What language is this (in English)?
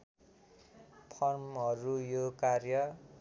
Nepali